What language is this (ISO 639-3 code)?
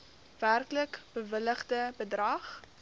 afr